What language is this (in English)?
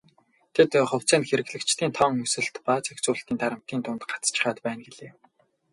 Mongolian